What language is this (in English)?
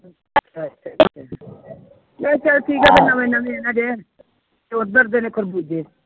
Punjabi